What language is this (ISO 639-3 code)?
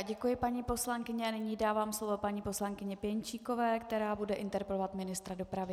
ces